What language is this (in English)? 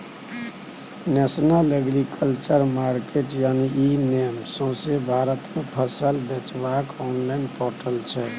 Maithili